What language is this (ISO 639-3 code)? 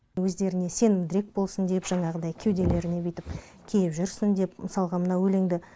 kaz